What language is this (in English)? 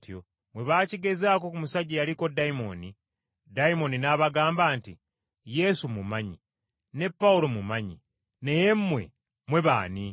Ganda